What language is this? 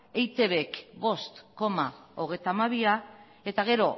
Basque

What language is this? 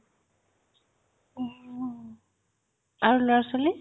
Assamese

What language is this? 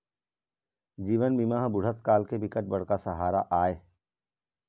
Chhattisgarhi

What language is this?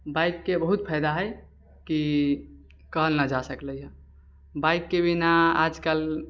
Maithili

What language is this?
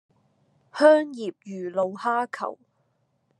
Cantonese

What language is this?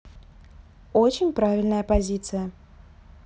Russian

